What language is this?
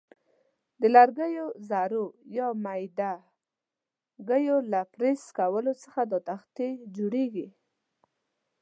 Pashto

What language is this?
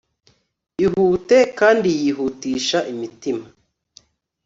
Kinyarwanda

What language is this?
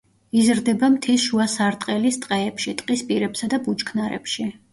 Georgian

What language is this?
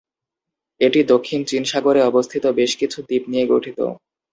Bangla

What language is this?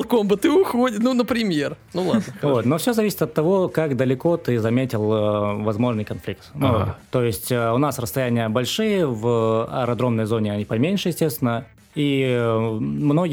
Russian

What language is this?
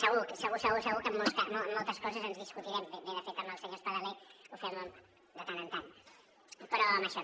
Catalan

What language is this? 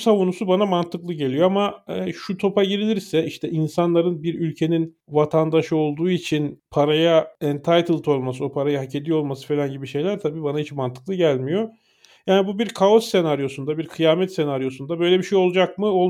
Turkish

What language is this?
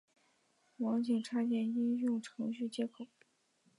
Chinese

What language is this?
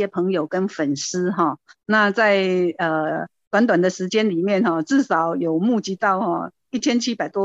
Chinese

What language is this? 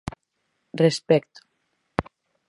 Galician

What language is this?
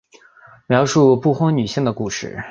Chinese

